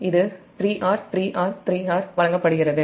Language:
Tamil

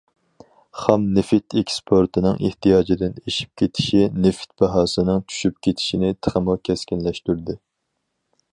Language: Uyghur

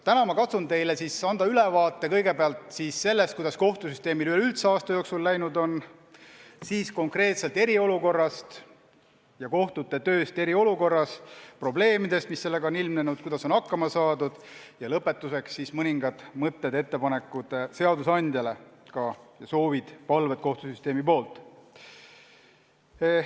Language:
Estonian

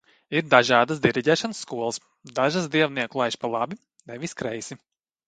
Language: Latvian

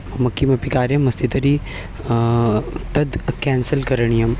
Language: Sanskrit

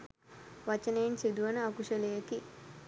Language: Sinhala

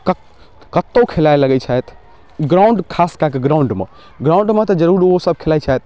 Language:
Maithili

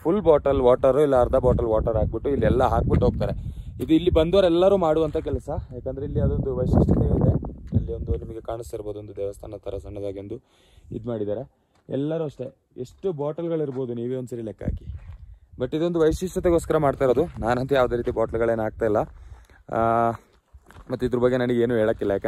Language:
Hindi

